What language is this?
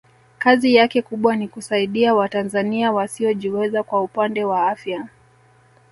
Swahili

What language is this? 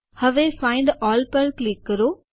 Gujarati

